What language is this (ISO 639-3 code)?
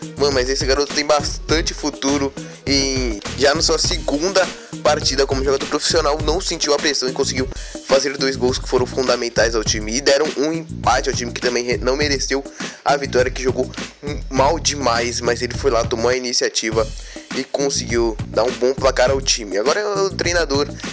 por